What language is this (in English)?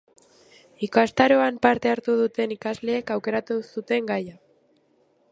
Basque